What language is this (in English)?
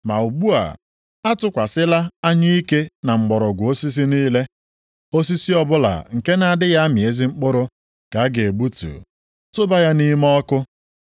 Igbo